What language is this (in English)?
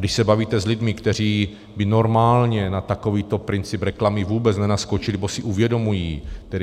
Czech